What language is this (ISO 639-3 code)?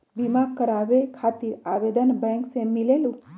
mag